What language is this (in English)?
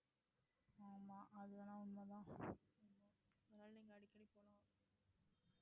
Tamil